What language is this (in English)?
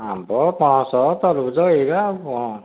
Odia